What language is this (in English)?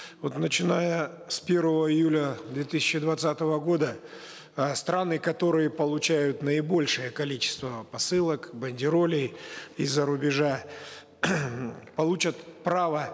Kazakh